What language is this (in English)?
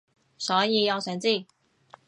Cantonese